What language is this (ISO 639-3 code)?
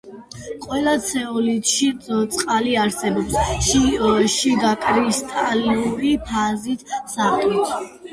kat